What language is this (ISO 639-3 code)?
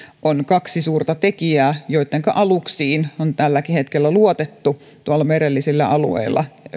fin